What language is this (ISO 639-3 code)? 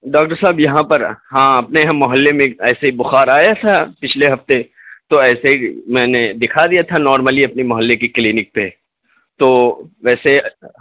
urd